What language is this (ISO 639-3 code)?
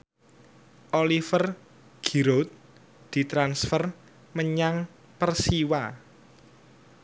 jav